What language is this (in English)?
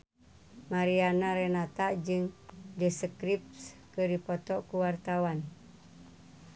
Sundanese